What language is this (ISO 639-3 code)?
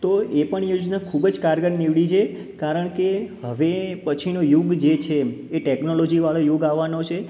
guj